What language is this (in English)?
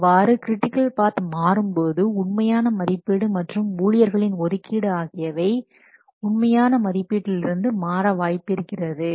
Tamil